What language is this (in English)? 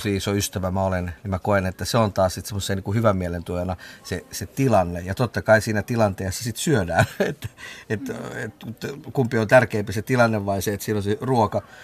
Finnish